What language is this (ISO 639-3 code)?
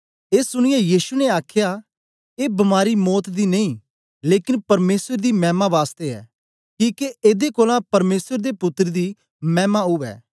doi